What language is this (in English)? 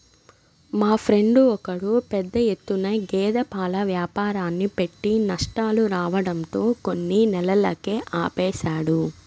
Telugu